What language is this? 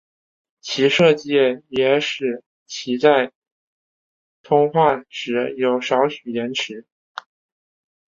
Chinese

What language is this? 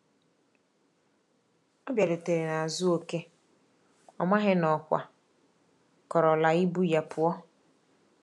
Igbo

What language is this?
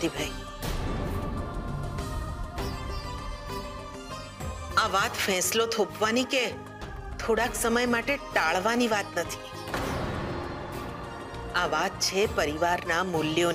Hindi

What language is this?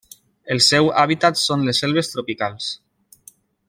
Catalan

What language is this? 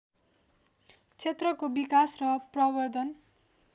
Nepali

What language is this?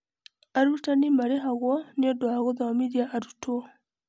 Kikuyu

